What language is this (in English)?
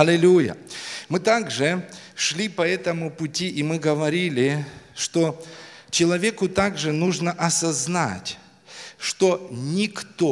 Russian